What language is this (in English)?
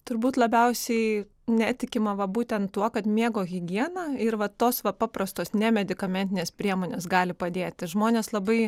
Lithuanian